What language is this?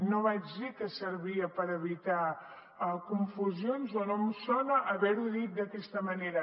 Catalan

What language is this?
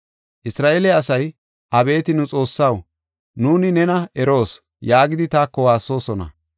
Gofa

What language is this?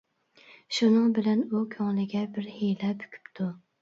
Uyghur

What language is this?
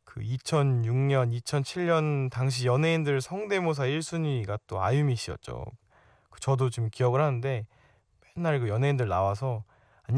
Korean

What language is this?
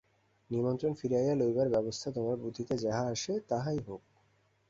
Bangla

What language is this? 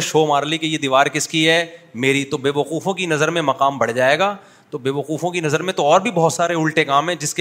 Urdu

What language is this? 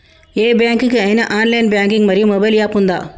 Telugu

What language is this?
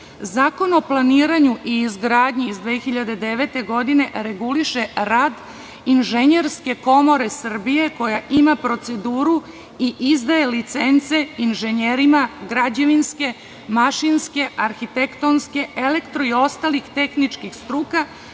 Serbian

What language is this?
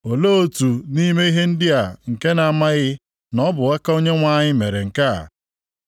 Igbo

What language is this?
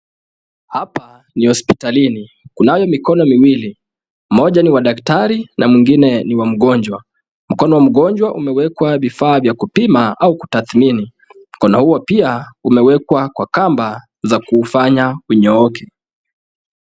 Swahili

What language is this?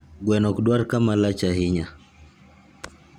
Luo (Kenya and Tanzania)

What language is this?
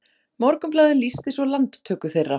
Icelandic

